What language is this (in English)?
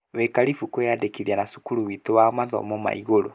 Kikuyu